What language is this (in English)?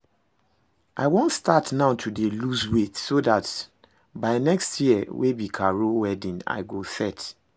Nigerian Pidgin